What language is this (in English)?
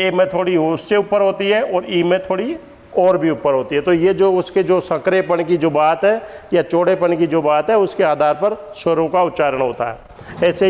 Hindi